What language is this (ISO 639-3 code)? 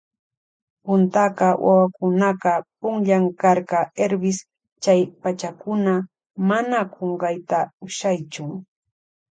qvj